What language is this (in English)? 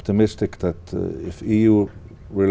Vietnamese